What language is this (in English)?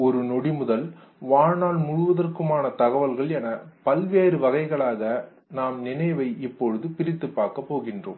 Tamil